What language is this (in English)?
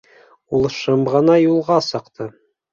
Bashkir